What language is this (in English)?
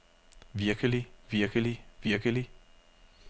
Danish